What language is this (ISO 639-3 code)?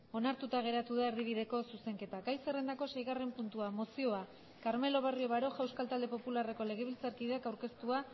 eus